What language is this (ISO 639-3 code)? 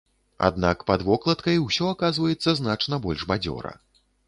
bel